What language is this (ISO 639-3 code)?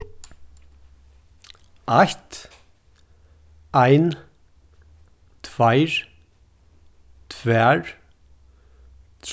fao